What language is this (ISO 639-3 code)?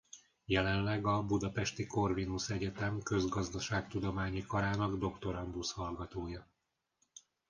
hun